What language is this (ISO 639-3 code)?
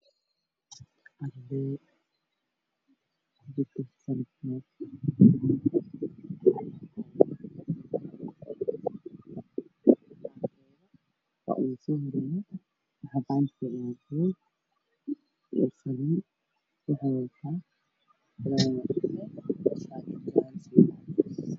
som